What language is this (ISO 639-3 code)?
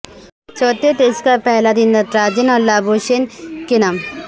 urd